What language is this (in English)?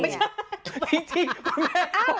Thai